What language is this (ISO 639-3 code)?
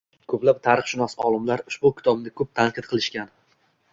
uzb